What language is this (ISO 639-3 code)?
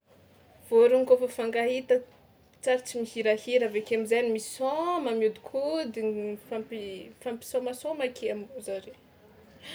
xmw